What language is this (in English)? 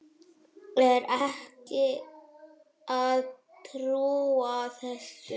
Icelandic